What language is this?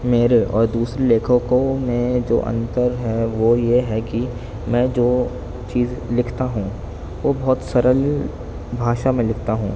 Urdu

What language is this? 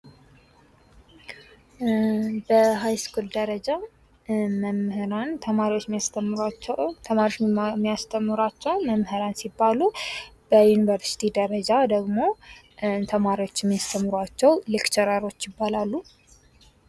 Amharic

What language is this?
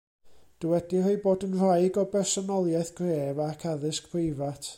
Welsh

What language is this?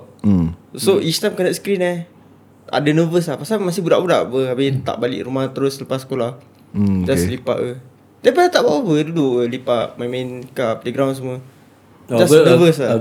Malay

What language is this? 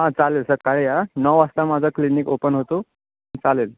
Marathi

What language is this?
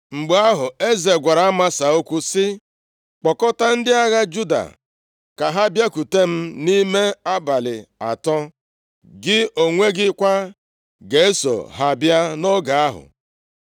Igbo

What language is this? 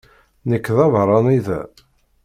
Kabyle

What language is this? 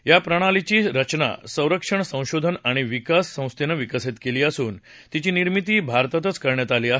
Marathi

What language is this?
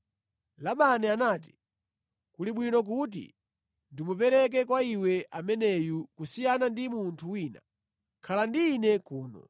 Nyanja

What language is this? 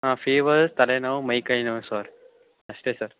Kannada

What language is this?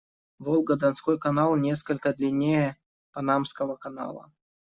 Russian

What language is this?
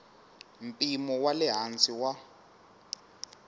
Tsonga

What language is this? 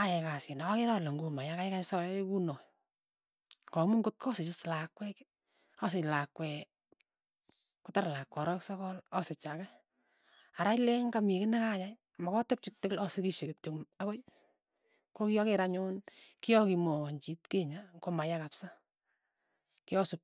Tugen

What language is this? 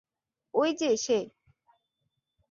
Bangla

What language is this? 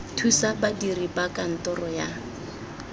Tswana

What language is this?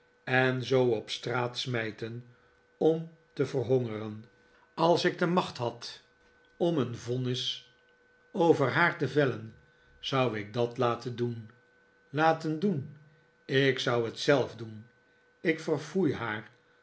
Dutch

